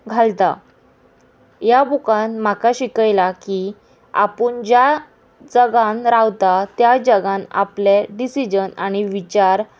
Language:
Konkani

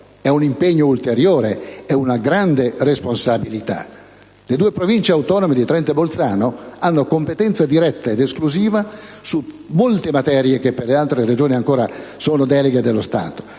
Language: Italian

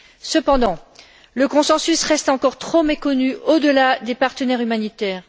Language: French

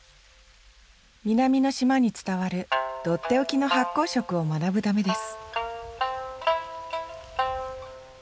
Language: Japanese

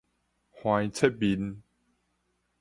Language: Min Nan Chinese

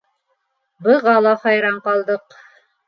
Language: Bashkir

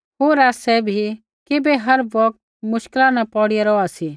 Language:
Kullu Pahari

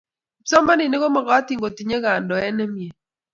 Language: Kalenjin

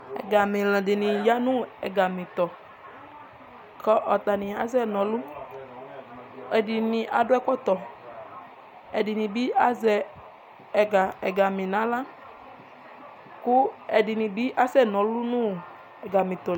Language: Ikposo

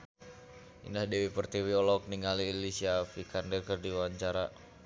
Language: Sundanese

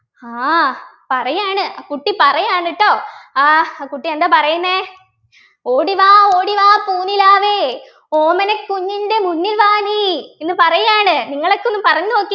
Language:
Malayalam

